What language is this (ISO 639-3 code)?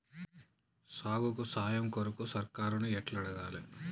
tel